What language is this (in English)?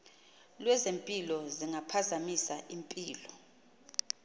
Xhosa